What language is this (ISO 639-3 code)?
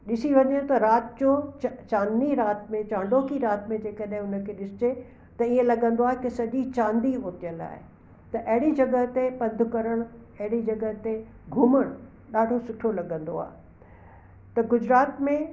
snd